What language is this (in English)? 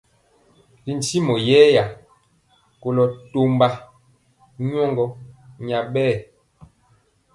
Mpiemo